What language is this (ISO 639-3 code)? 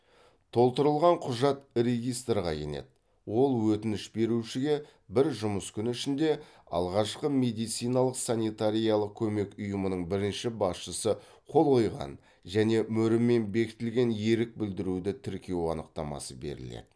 kaz